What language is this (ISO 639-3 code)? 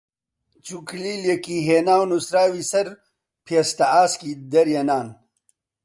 ckb